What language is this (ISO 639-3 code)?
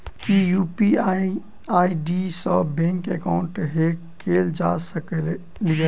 mai